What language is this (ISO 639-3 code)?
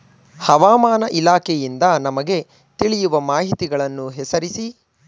kan